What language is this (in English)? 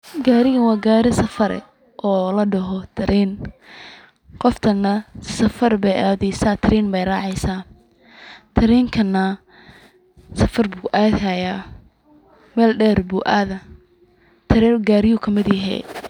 Somali